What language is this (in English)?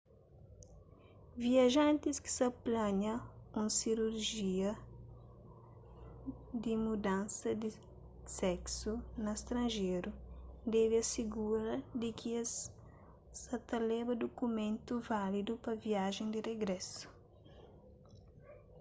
Kabuverdianu